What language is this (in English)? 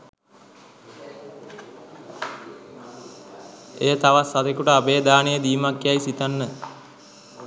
Sinhala